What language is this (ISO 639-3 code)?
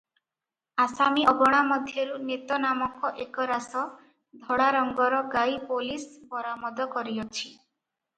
ori